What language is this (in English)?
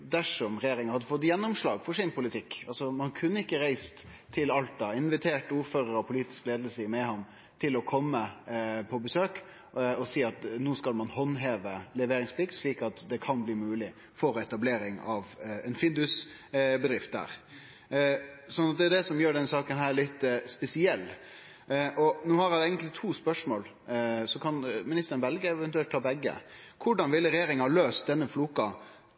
Norwegian Nynorsk